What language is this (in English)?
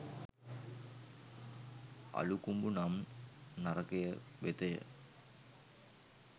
Sinhala